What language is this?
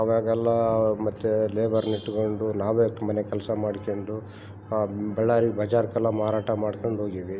Kannada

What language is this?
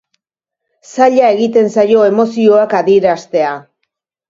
Basque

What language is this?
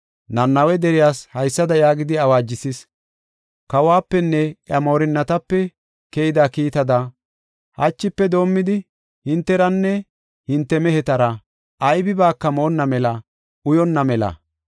Gofa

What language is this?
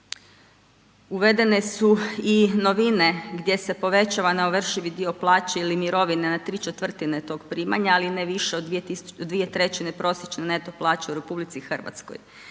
Croatian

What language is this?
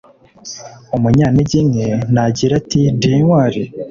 Kinyarwanda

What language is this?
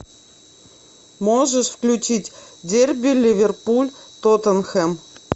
Russian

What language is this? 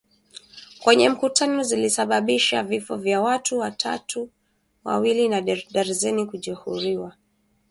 Swahili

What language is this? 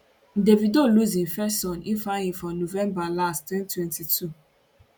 Nigerian Pidgin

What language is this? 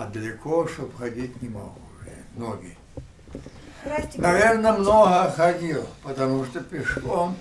Russian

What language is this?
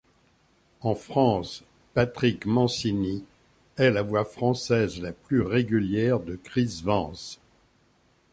French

